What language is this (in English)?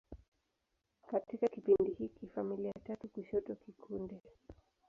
Swahili